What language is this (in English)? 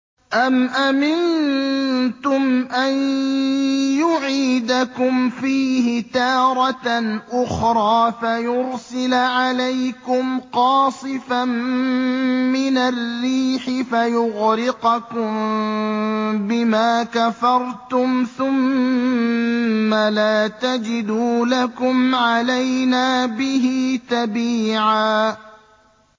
Arabic